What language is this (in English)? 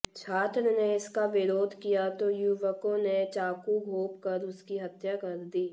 Hindi